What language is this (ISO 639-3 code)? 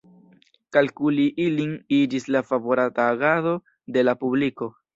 epo